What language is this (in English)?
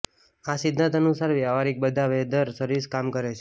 Gujarati